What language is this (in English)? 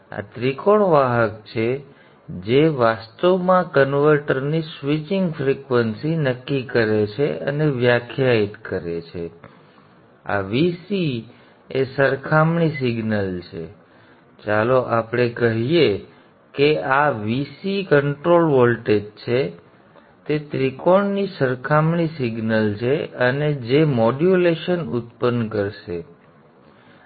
Gujarati